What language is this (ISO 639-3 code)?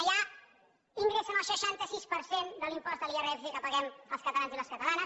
cat